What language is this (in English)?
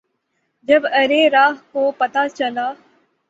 Urdu